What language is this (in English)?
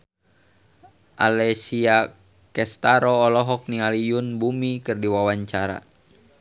Sundanese